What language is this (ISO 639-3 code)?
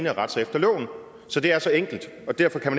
dan